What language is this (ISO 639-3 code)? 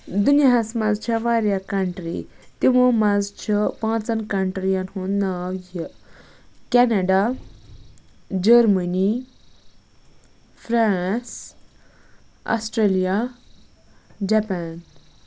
kas